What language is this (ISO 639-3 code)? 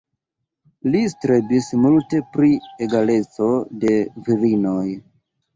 epo